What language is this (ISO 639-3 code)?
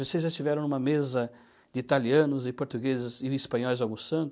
por